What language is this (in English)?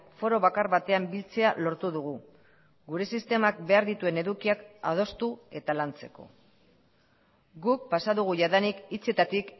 Basque